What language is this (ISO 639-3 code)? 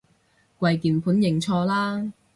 yue